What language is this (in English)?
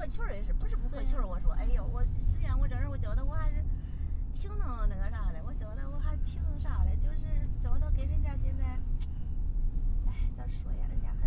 Chinese